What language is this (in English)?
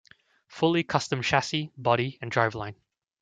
English